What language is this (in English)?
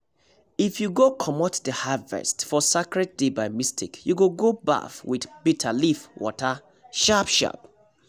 Nigerian Pidgin